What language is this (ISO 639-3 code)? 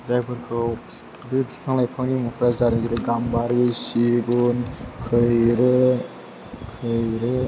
brx